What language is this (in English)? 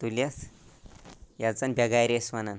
Kashmiri